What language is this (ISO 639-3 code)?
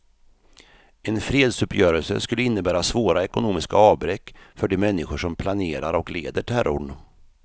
swe